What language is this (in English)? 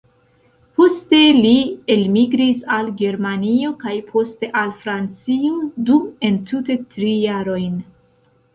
Esperanto